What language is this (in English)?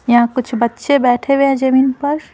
Hindi